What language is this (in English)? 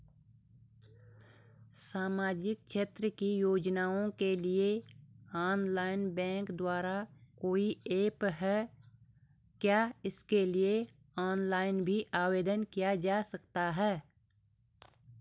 Hindi